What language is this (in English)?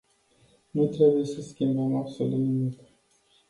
Romanian